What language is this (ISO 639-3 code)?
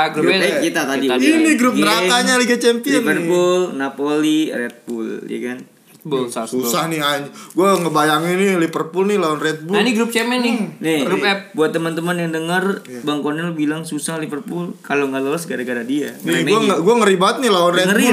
ind